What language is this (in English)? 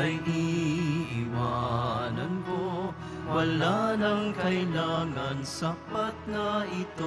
Filipino